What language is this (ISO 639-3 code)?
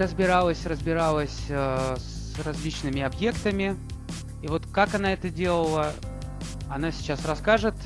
rus